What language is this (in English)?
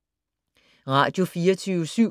Danish